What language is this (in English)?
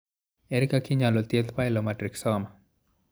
Luo (Kenya and Tanzania)